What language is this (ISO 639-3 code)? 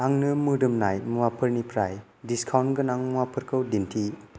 brx